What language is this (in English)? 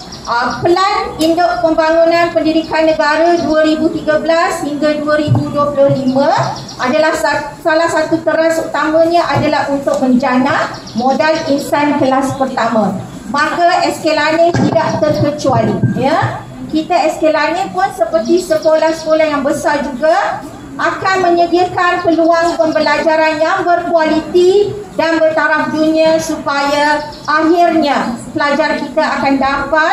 Malay